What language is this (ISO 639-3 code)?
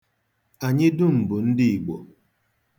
ibo